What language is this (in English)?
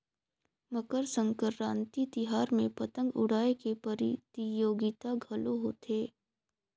Chhattisgarhi